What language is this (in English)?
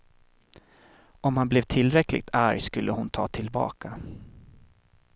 Swedish